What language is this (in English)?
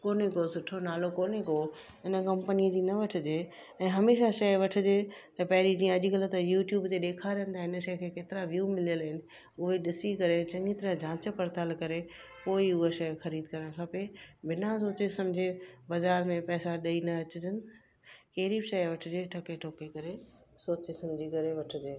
Sindhi